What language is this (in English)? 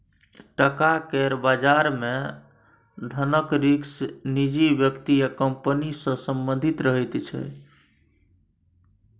Maithili